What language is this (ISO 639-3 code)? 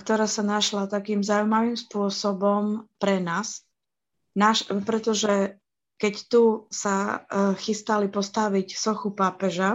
slk